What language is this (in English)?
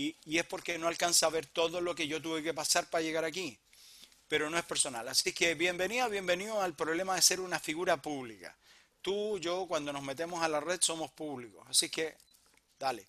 Spanish